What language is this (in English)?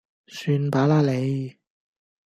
Cantonese